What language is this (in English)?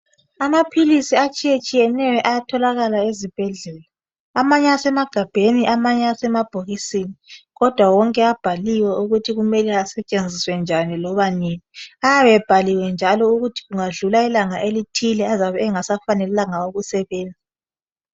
North Ndebele